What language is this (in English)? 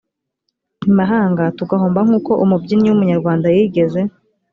Kinyarwanda